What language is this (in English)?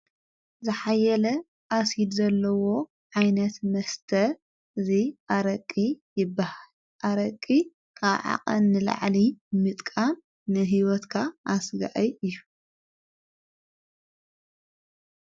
Tigrinya